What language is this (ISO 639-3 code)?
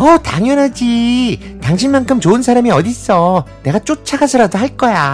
kor